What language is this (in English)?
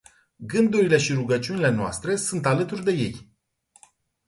Romanian